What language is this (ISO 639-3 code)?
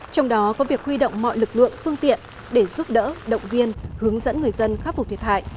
vie